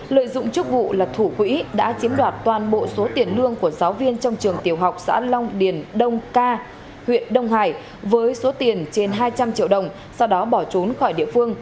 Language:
Vietnamese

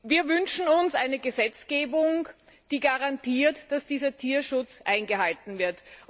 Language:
German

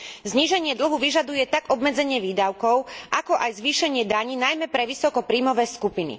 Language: Slovak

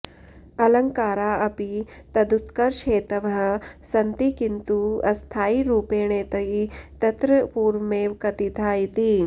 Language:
Sanskrit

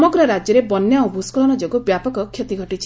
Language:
Odia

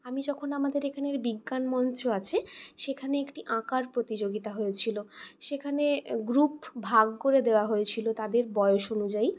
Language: Bangla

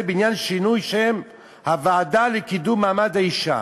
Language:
Hebrew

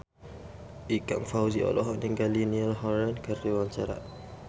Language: Sundanese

